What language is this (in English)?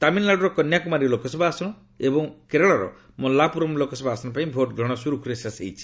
Odia